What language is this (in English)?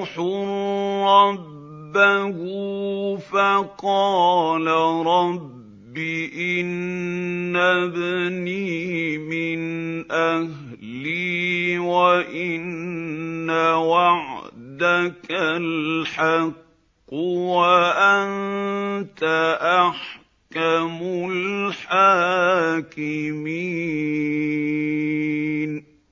Arabic